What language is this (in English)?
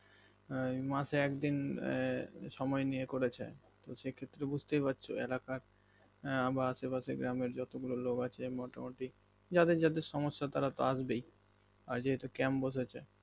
Bangla